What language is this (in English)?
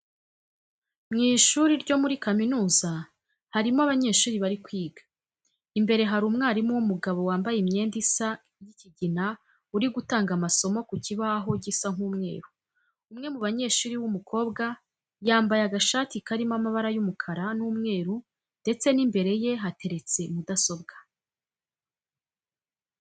Kinyarwanda